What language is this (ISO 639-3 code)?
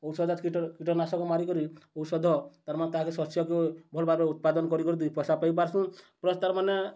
ori